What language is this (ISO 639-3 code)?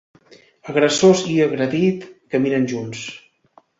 cat